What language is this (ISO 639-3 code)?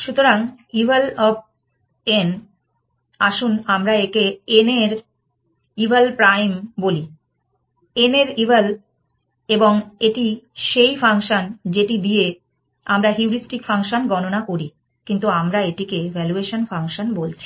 ben